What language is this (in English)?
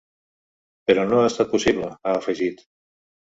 Catalan